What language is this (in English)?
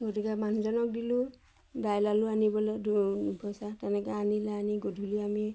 Assamese